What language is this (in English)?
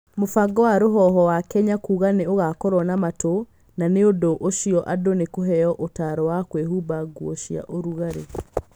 Kikuyu